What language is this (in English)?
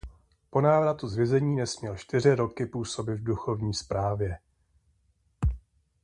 Czech